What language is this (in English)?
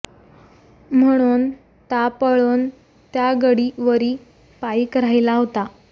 Marathi